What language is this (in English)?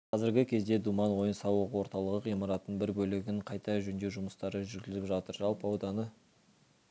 Kazakh